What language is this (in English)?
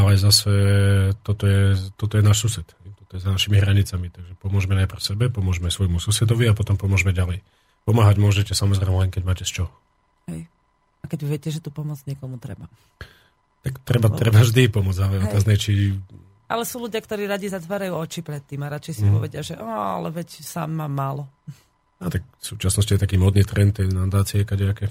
Slovak